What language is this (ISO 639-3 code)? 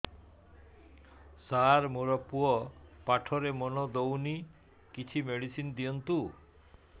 ori